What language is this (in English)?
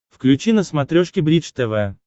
Russian